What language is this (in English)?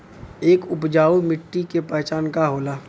Bhojpuri